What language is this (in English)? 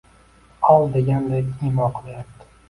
Uzbek